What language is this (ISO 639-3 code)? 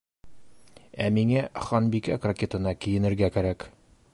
bak